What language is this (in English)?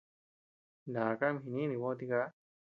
Tepeuxila Cuicatec